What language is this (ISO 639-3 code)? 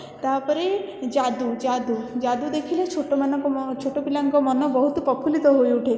ori